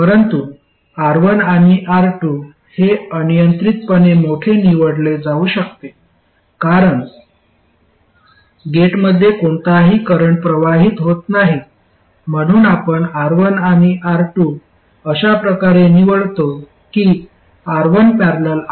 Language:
Marathi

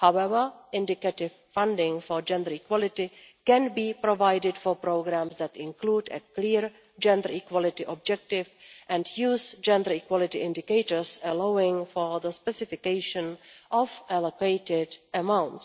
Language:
English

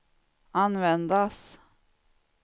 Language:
Swedish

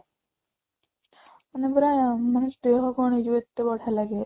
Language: Odia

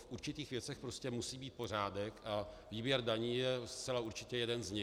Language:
Czech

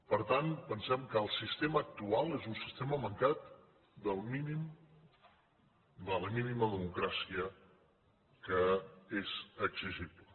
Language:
Catalan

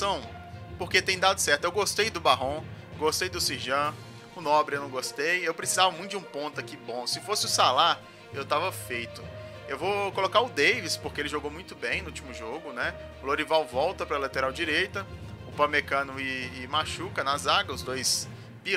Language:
Portuguese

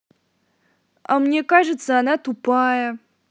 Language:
Russian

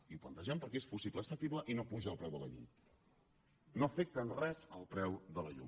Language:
Catalan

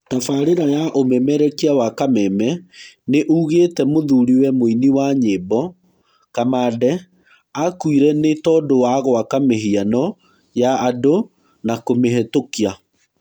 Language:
Kikuyu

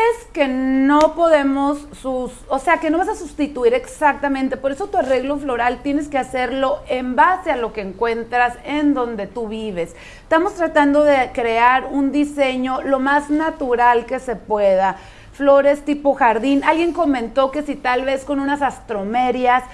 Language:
Spanish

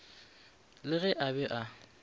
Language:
Northern Sotho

